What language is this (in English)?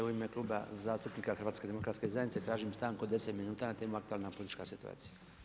Croatian